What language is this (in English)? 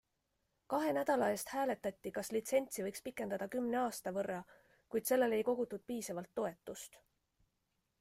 Estonian